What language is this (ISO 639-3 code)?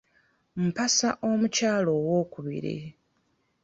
lug